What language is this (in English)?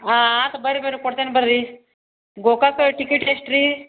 Kannada